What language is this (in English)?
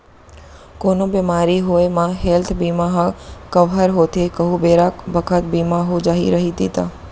Chhattisgarhi